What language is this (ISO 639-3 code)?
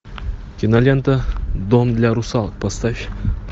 rus